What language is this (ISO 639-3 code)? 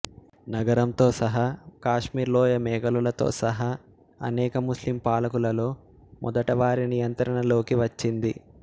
tel